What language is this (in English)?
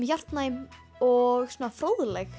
Icelandic